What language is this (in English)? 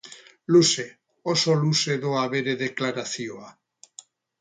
Basque